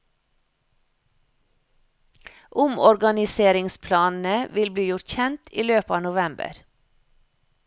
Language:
Norwegian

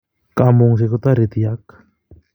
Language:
Kalenjin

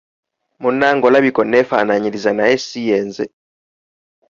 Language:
Ganda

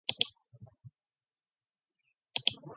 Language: Mongolian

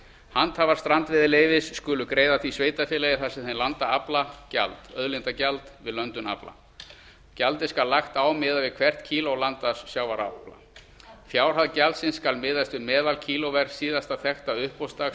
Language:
Icelandic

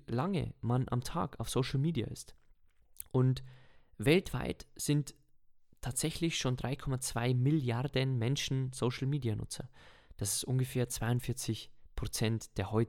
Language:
German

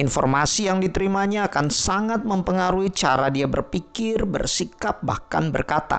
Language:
Indonesian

